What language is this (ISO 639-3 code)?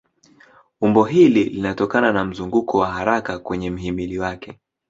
swa